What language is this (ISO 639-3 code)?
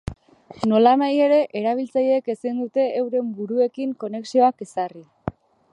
eus